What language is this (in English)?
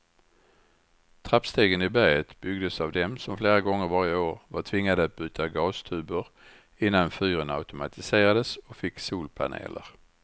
Swedish